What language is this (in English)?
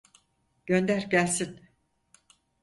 Turkish